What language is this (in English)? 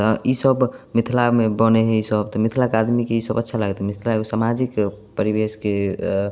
Maithili